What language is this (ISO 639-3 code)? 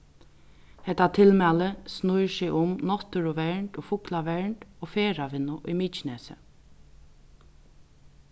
fao